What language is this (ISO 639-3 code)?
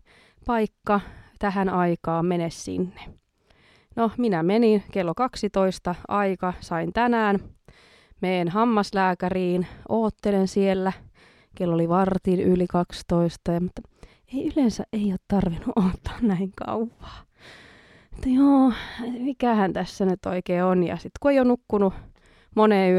fin